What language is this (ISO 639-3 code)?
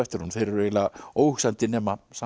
isl